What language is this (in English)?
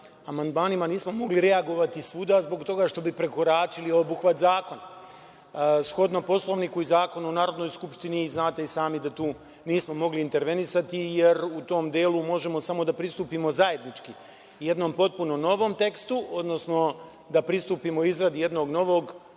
Serbian